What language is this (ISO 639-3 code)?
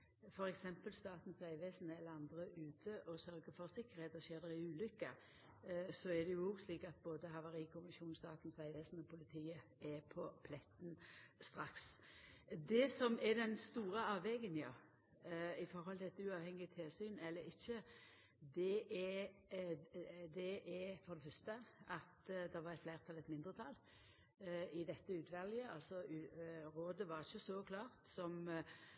nno